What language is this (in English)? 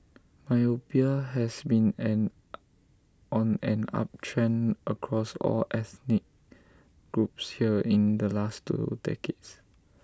English